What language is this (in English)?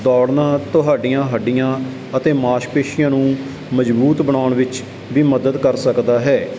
Punjabi